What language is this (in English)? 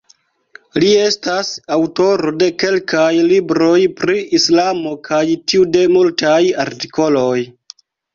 Esperanto